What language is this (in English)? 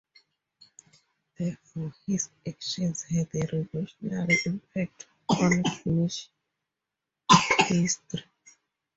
English